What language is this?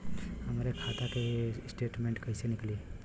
Bhojpuri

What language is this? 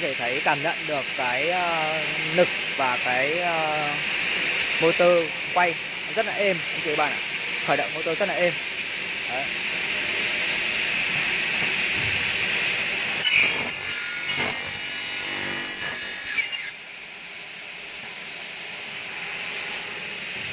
Vietnamese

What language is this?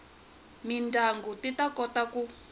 Tsonga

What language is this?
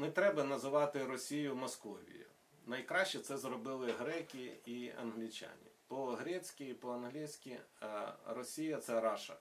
Ukrainian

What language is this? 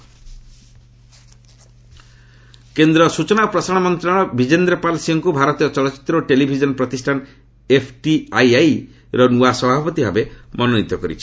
Odia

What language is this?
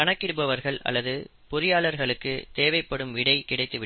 Tamil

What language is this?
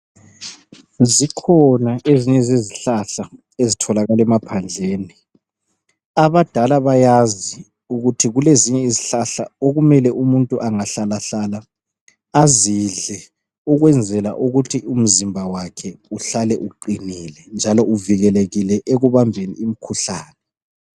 North Ndebele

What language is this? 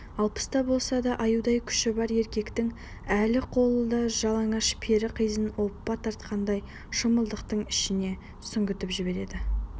Kazakh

